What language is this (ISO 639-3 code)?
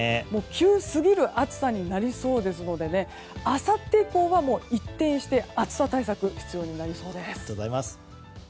jpn